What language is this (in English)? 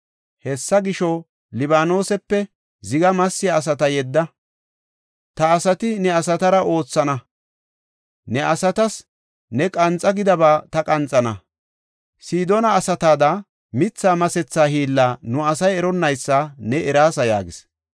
Gofa